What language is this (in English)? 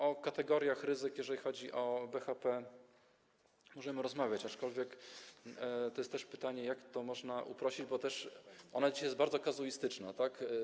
Polish